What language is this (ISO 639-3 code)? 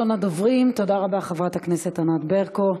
heb